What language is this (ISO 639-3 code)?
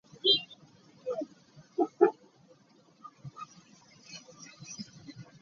lug